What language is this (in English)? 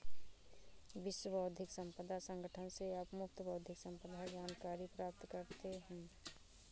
Hindi